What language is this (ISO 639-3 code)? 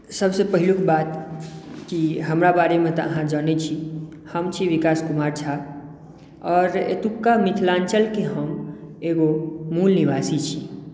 mai